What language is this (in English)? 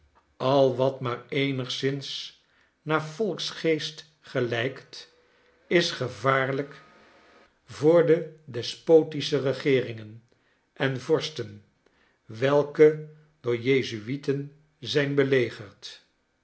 Dutch